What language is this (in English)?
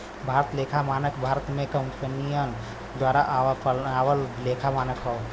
Bhojpuri